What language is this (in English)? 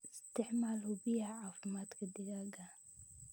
Somali